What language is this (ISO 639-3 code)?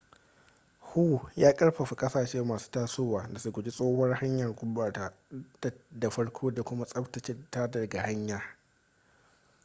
hau